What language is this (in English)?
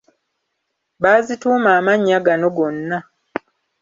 Ganda